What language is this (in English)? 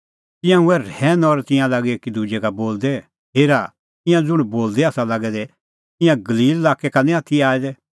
Kullu Pahari